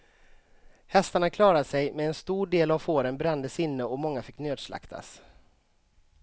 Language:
Swedish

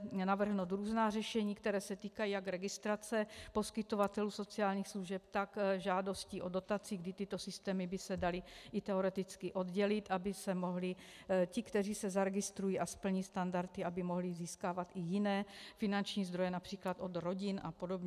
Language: Czech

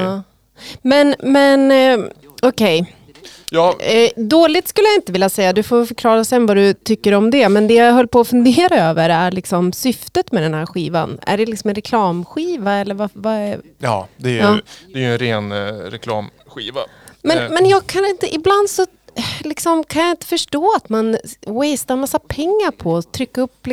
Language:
Swedish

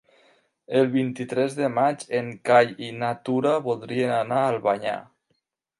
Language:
Catalan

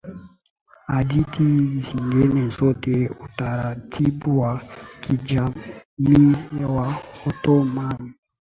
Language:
Swahili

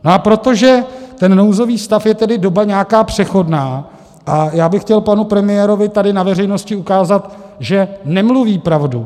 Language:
Czech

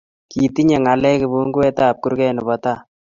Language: Kalenjin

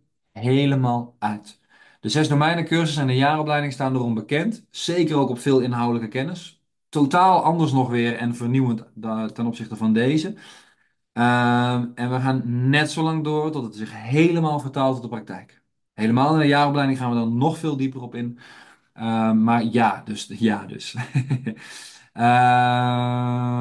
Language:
Dutch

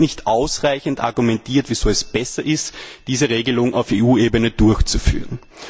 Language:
German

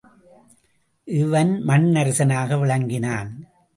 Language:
Tamil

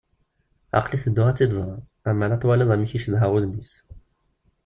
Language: Kabyle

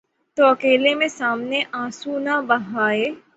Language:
Urdu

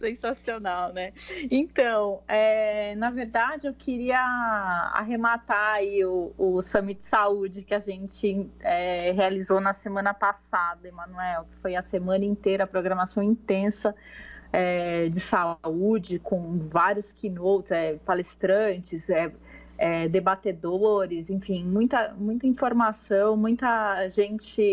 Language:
Portuguese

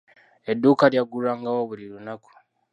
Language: Ganda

